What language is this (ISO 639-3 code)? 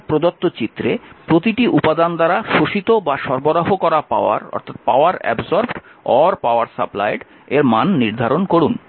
ben